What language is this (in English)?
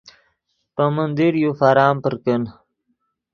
Yidgha